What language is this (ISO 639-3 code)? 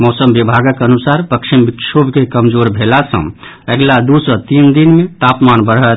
mai